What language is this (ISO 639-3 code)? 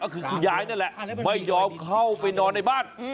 tha